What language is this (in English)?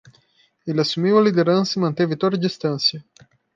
Portuguese